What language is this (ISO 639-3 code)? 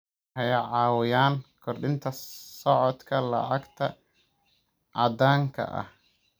som